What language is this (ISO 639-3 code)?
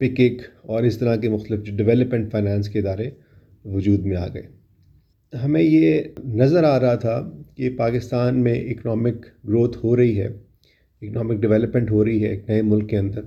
urd